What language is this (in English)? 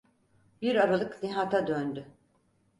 Turkish